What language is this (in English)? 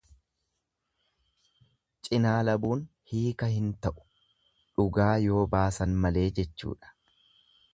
Oromo